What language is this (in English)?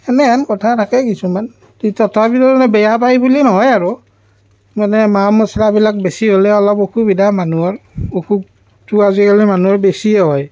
Assamese